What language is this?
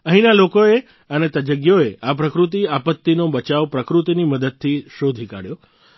Gujarati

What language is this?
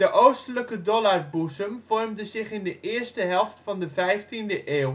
Dutch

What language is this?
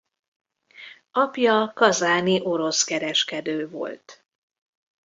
Hungarian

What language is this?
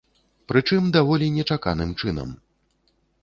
Belarusian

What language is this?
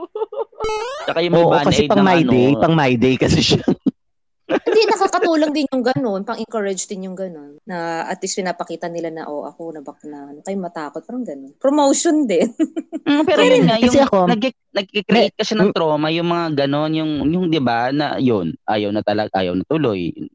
Filipino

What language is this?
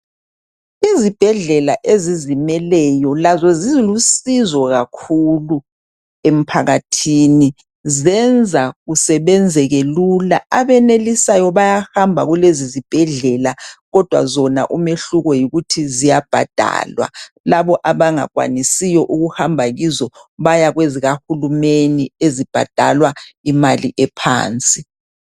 North Ndebele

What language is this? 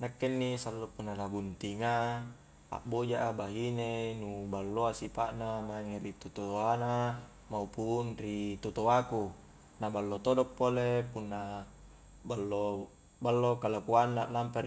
Highland Konjo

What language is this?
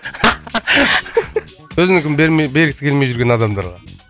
Kazakh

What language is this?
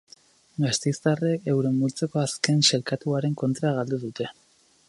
Basque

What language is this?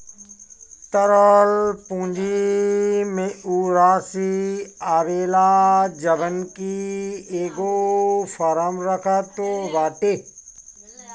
Bhojpuri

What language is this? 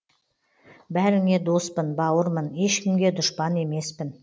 Kazakh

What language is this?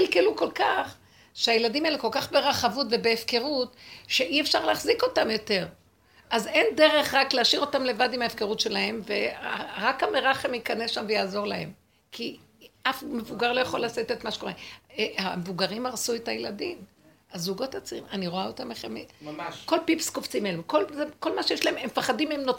Hebrew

